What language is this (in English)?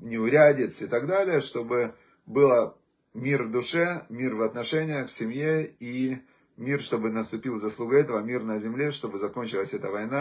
Russian